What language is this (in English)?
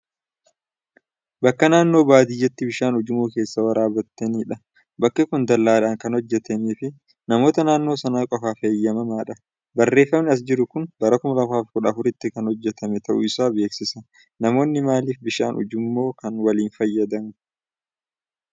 Oromo